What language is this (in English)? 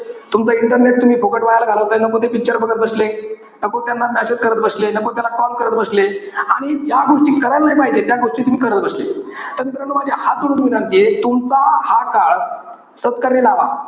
Marathi